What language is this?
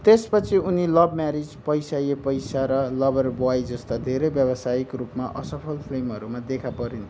Nepali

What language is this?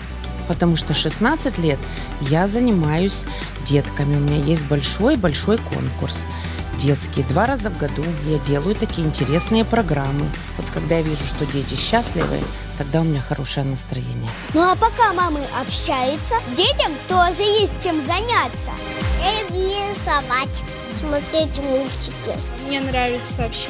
Russian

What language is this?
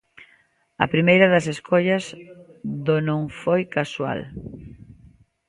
Galician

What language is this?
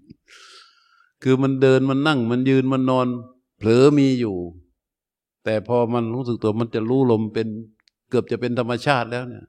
Thai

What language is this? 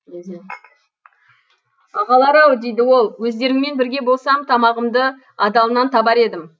Kazakh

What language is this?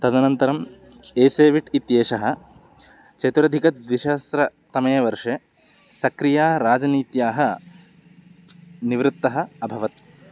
Sanskrit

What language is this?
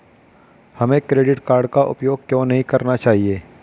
Hindi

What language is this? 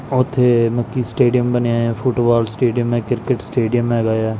Punjabi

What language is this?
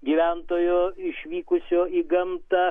Lithuanian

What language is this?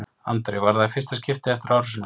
Icelandic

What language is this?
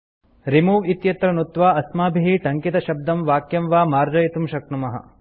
Sanskrit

